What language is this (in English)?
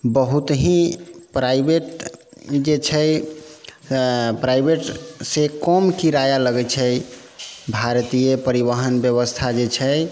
Maithili